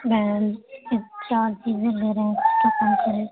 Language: Urdu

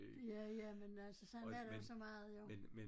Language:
Danish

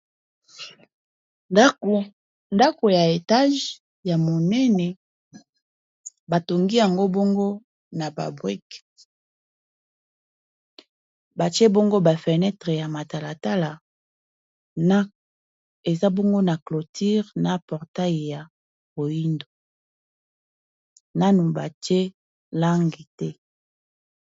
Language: Lingala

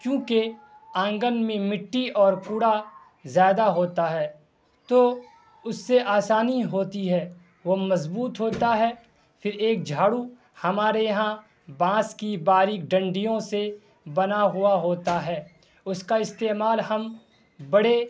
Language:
Urdu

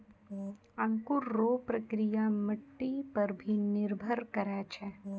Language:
Maithili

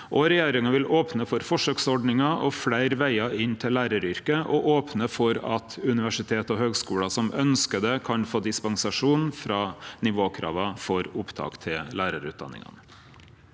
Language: Norwegian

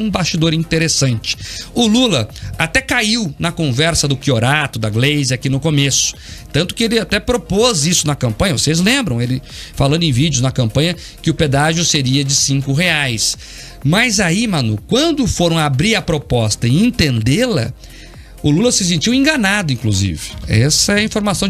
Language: Portuguese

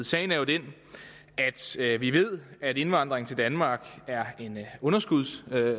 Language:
Danish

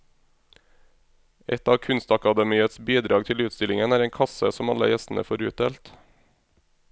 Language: Norwegian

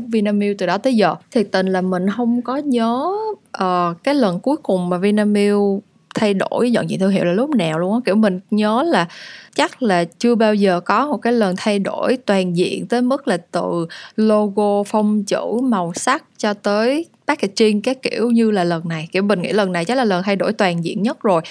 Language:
Vietnamese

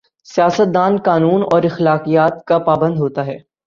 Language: Urdu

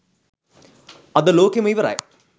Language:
Sinhala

